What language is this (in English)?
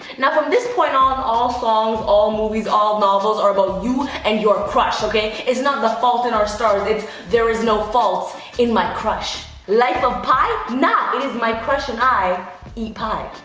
English